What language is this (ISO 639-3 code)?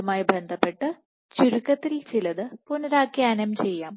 mal